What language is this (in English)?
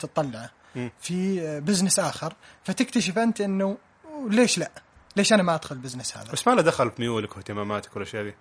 Arabic